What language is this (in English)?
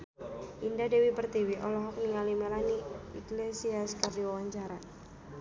Sundanese